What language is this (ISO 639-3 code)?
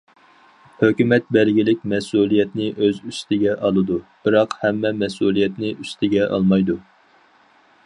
uig